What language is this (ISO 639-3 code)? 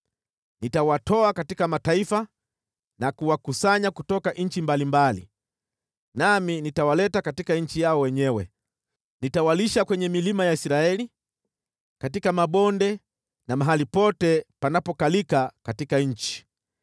swa